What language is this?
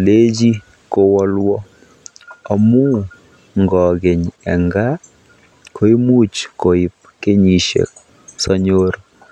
Kalenjin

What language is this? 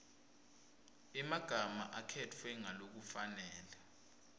Swati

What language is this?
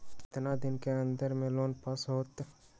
Magahi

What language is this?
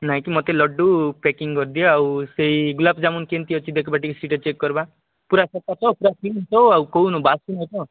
Odia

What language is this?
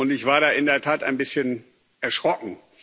German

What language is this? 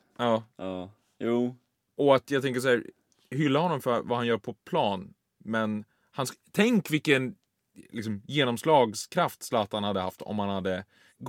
Swedish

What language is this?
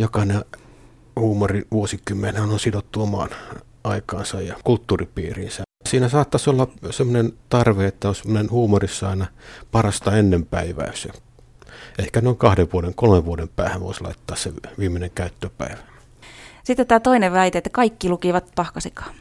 Finnish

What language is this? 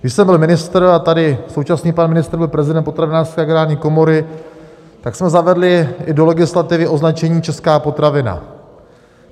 Czech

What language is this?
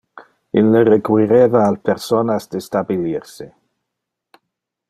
Interlingua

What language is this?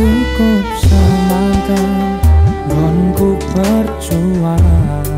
Thai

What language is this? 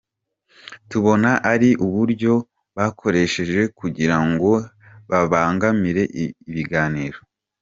Kinyarwanda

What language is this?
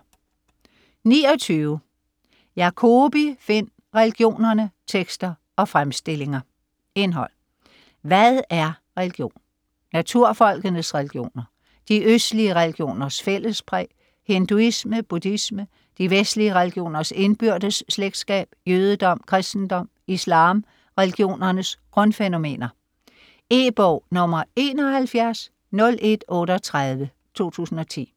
Danish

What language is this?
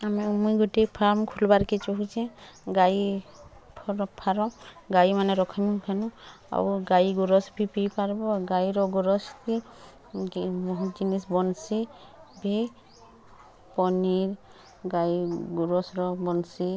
Odia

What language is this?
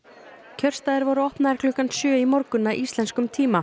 Icelandic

